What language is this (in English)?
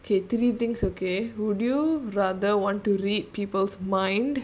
English